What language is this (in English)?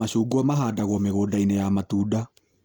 Kikuyu